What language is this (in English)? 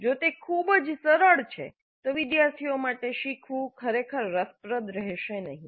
Gujarati